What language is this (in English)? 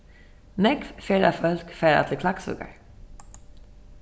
Faroese